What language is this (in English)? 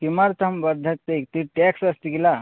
Sanskrit